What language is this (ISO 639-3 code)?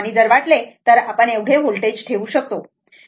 mar